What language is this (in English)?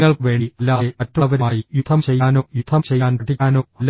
Malayalam